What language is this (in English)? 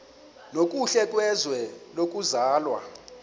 Xhosa